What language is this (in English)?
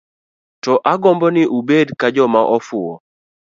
Luo (Kenya and Tanzania)